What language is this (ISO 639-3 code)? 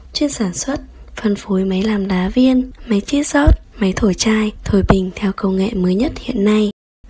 vie